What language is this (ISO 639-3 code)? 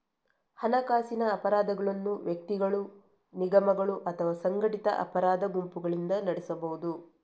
kan